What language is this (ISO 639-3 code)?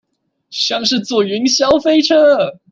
zho